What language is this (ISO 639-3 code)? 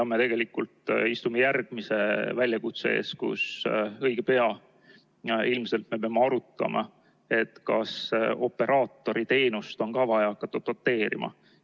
est